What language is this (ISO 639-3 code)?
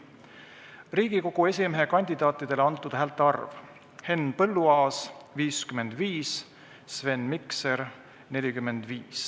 est